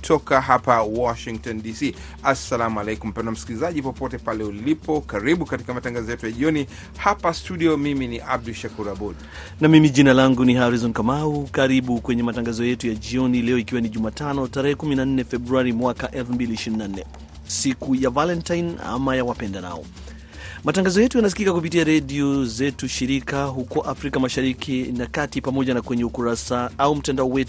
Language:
Swahili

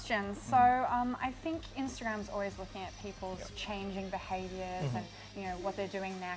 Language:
Indonesian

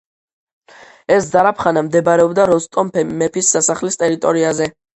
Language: Georgian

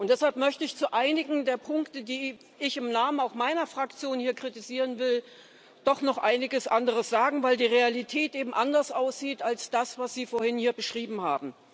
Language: German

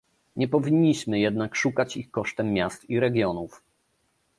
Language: Polish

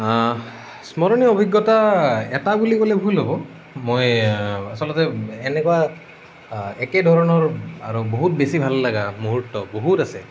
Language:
Assamese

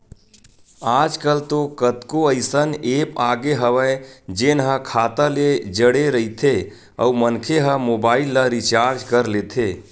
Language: Chhattisgarhi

